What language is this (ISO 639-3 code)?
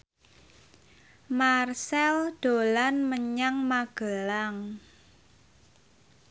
jav